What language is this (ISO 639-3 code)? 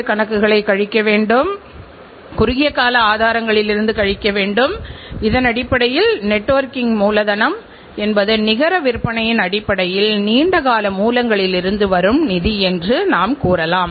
tam